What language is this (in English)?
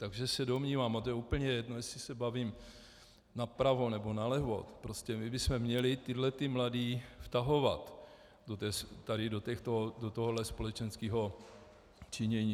Czech